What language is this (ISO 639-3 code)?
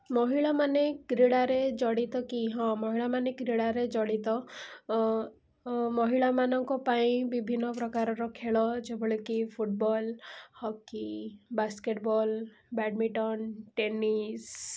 ori